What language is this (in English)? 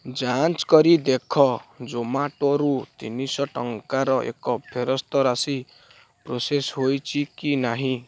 Odia